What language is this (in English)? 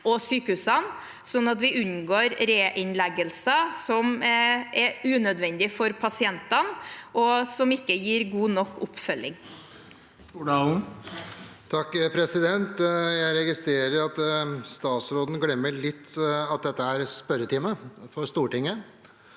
Norwegian